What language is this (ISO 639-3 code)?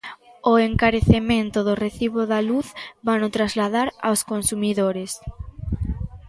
glg